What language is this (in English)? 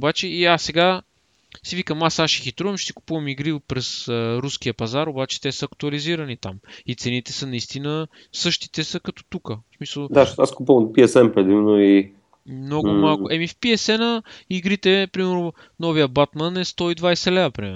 Bulgarian